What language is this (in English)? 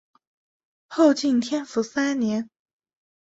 Chinese